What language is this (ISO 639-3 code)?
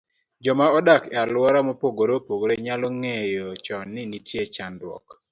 luo